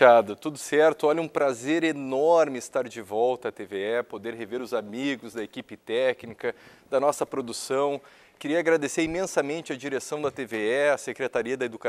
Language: Portuguese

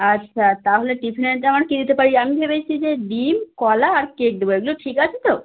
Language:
Bangla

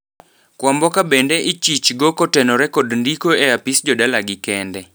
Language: Luo (Kenya and Tanzania)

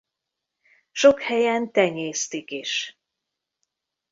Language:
Hungarian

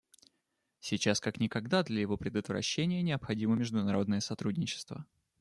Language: Russian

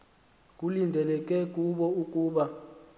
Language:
Xhosa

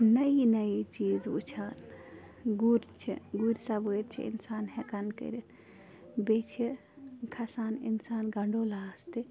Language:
Kashmiri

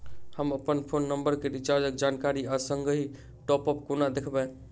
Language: Maithili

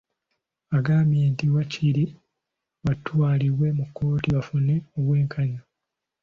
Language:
Ganda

